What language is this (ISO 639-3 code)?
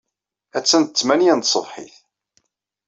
kab